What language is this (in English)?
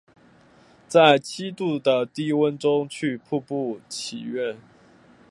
Chinese